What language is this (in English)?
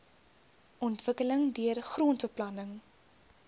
Afrikaans